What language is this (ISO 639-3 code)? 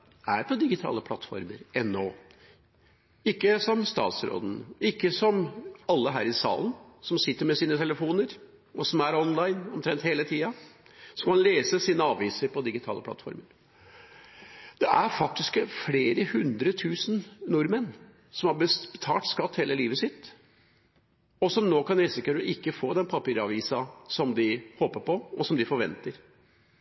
nno